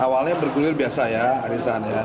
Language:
Indonesian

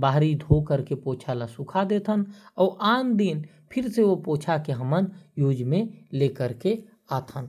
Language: Korwa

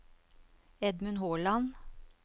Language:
Norwegian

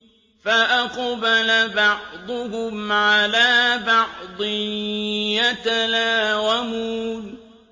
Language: Arabic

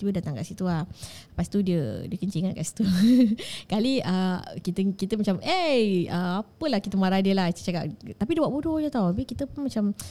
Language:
Malay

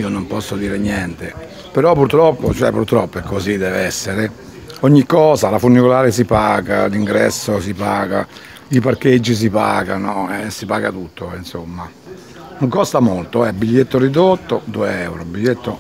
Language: Italian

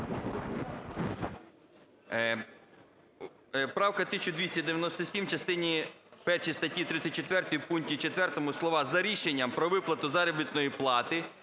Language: Ukrainian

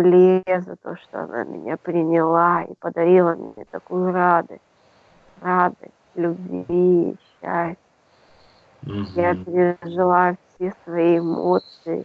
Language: Russian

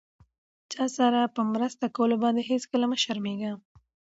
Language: Pashto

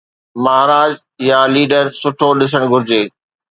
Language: Sindhi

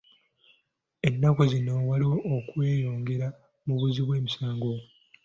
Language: Ganda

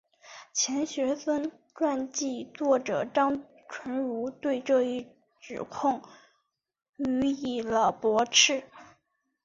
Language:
Chinese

